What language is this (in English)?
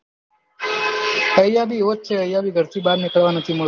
Gujarati